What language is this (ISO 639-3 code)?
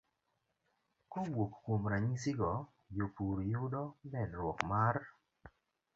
luo